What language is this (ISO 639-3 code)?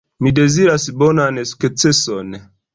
epo